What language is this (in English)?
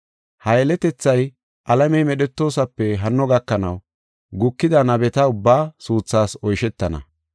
Gofa